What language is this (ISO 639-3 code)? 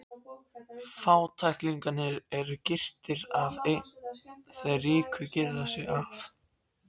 isl